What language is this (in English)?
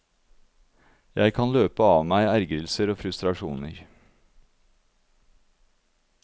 Norwegian